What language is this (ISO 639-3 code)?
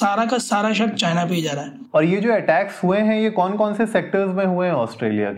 hin